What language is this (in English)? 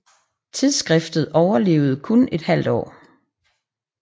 Danish